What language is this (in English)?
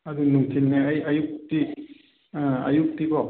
Manipuri